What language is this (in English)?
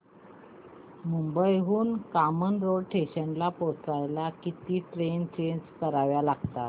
Marathi